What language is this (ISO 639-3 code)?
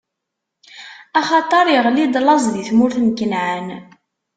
kab